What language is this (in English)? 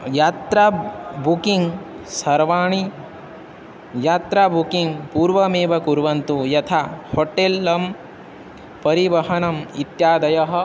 Sanskrit